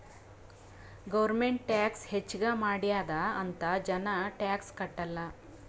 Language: Kannada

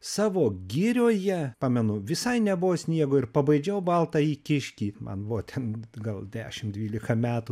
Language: Lithuanian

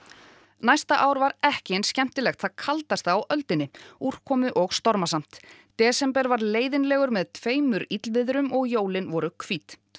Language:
Icelandic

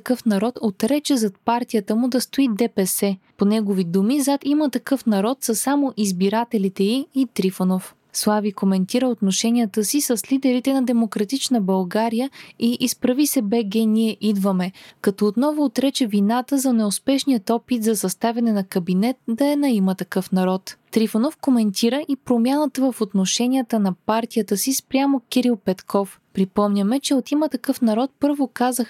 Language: Bulgarian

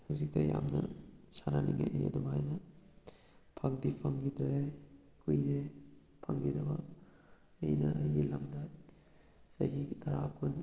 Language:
Manipuri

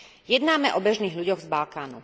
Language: Slovak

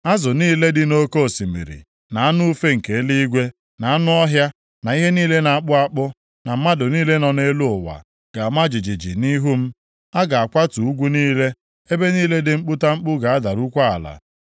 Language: Igbo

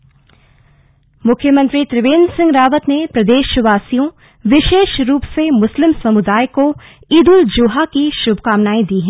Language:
Hindi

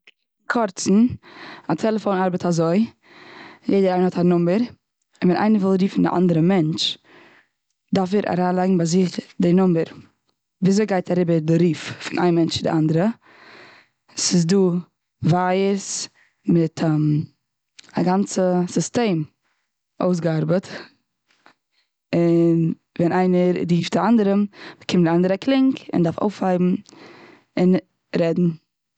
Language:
Yiddish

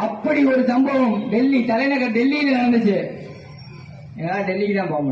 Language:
Tamil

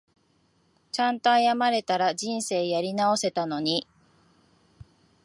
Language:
Japanese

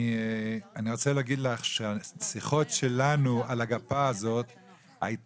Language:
Hebrew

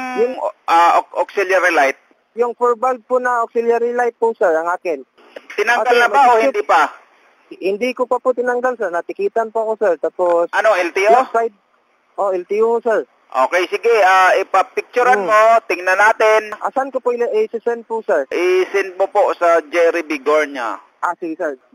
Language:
Filipino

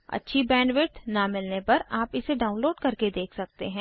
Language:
Hindi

